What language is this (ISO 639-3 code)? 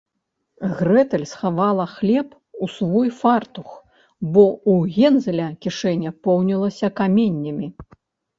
bel